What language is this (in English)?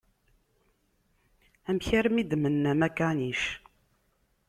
Kabyle